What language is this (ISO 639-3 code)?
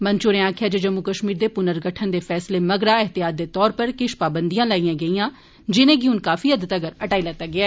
doi